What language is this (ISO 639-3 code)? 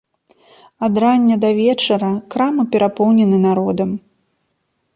bel